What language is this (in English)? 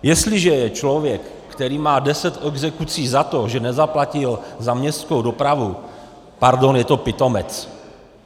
Czech